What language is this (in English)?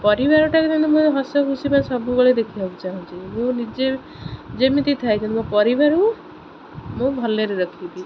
Odia